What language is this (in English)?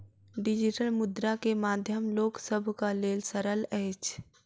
Maithili